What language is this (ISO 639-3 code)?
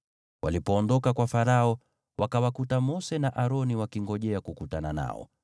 swa